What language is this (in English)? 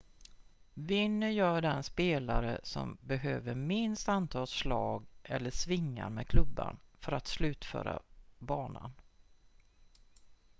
Swedish